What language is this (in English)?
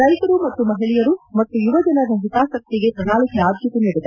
Kannada